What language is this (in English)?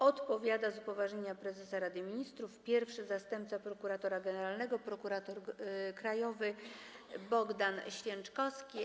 Polish